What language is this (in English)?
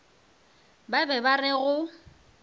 Northern Sotho